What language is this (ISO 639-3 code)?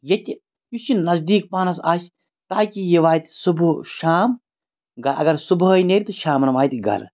kas